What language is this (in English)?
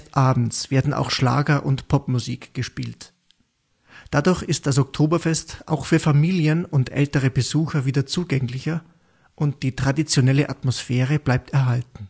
German